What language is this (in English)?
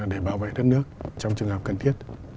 Vietnamese